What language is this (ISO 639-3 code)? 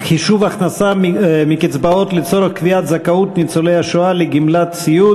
heb